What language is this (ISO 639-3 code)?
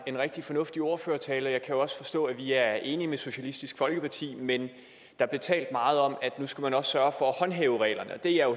dan